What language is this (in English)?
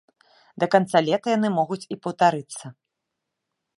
Belarusian